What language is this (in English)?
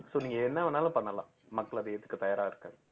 Tamil